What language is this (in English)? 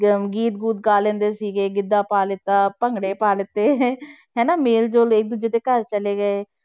Punjabi